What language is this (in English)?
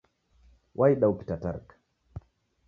Taita